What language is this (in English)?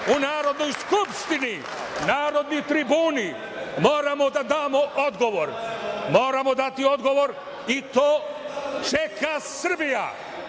Serbian